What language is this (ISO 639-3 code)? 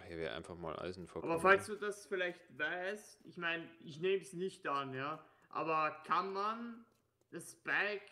deu